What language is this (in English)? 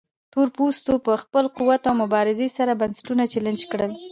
Pashto